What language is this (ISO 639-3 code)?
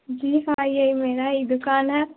urd